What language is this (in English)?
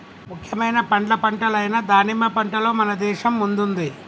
Telugu